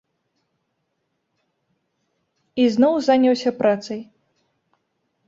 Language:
Belarusian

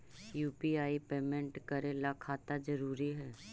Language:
Magahi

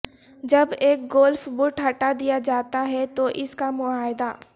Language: Urdu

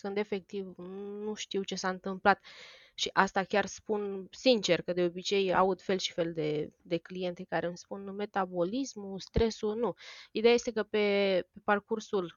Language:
Romanian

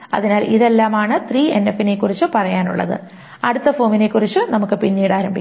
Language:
Malayalam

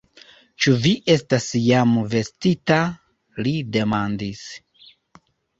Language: Esperanto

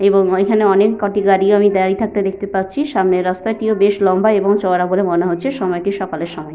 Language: Bangla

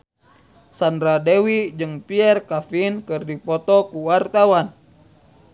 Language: Sundanese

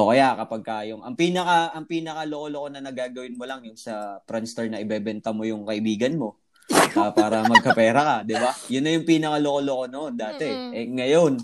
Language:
Filipino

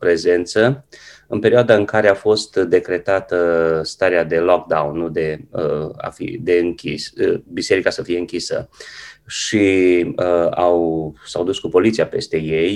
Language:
Romanian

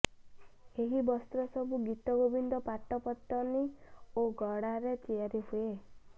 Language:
Odia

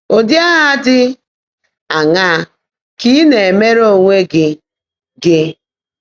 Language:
Igbo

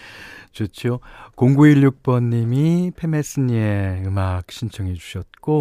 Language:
Korean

